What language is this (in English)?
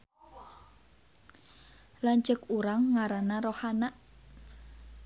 Sundanese